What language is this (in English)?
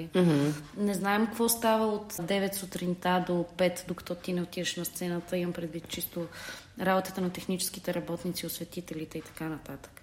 Bulgarian